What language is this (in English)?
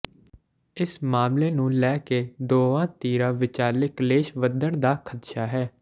Punjabi